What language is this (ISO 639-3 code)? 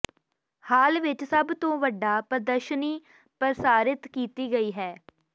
pan